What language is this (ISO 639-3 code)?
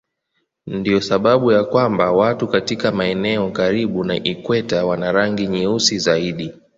swa